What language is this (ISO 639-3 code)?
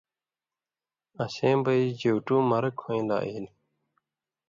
mvy